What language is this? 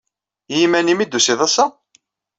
Kabyle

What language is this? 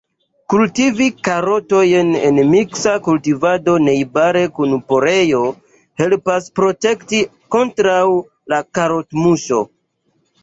Esperanto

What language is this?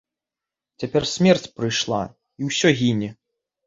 Belarusian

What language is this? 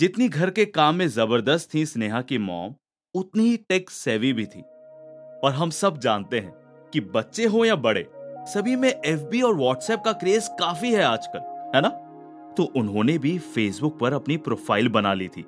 Hindi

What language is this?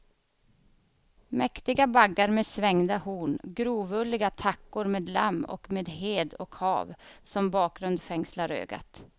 Swedish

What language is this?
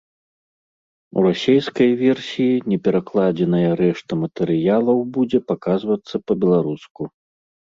Belarusian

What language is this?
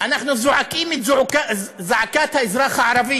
Hebrew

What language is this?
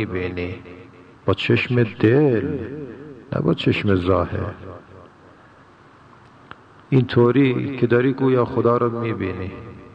Persian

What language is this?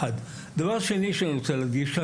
Hebrew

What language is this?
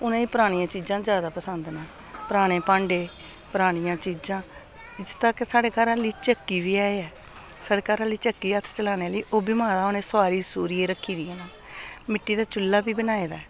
Dogri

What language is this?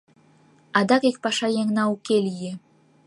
Mari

